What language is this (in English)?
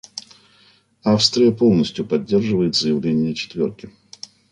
Russian